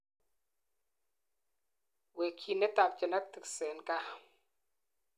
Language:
Kalenjin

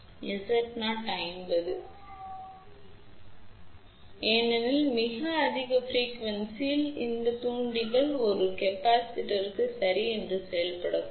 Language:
Tamil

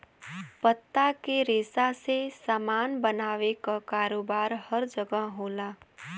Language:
Bhojpuri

